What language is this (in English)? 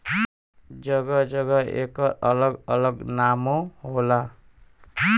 Bhojpuri